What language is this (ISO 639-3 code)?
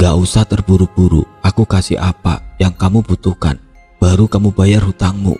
ind